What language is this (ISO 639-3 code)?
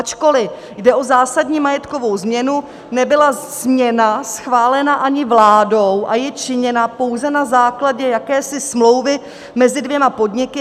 ces